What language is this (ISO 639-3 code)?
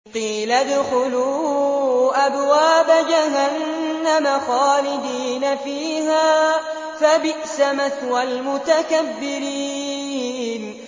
ara